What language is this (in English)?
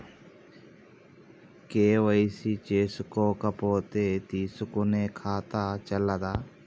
Telugu